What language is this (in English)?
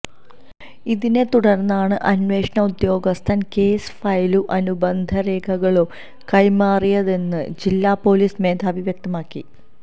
Malayalam